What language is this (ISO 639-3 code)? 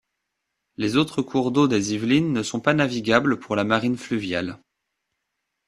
fra